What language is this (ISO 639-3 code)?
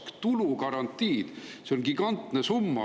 est